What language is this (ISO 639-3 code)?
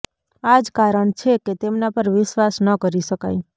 guj